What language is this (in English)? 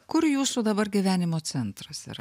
Lithuanian